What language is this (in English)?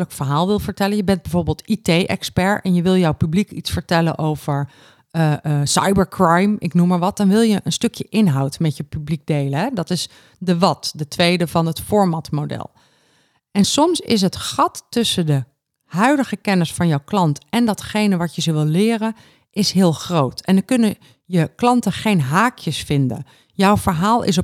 Dutch